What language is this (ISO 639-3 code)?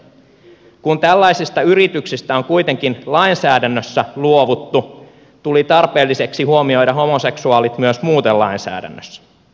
fin